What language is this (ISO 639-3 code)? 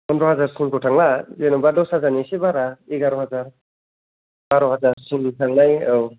brx